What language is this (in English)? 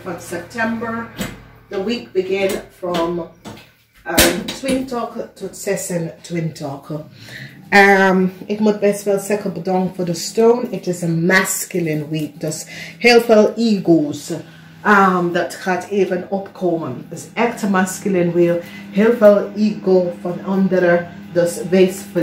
Dutch